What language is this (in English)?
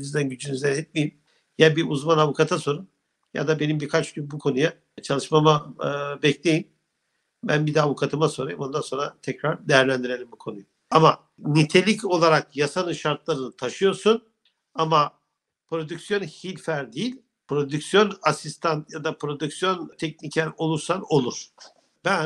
Turkish